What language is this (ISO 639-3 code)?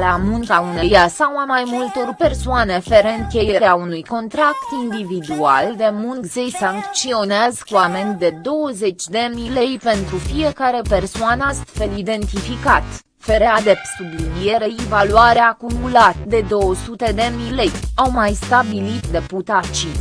ron